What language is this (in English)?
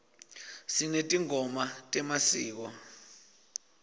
Swati